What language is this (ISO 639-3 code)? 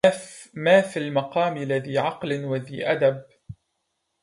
ara